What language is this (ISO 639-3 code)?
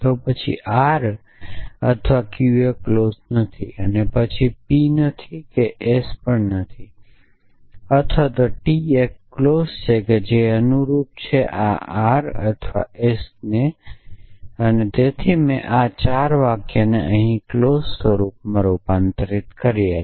guj